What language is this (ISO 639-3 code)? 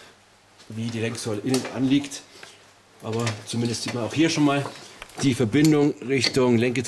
deu